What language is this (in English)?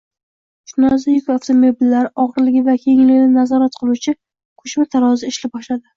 Uzbek